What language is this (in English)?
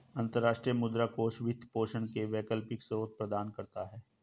Hindi